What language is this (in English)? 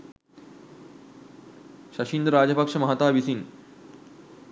Sinhala